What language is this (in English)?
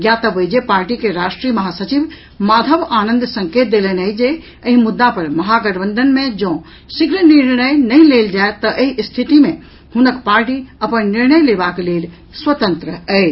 Maithili